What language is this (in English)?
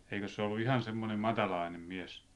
Finnish